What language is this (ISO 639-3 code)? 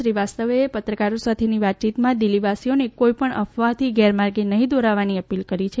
guj